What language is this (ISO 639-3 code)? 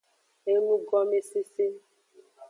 ajg